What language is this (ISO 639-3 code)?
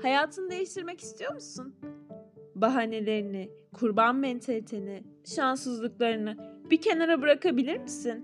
tur